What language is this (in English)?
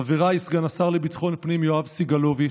Hebrew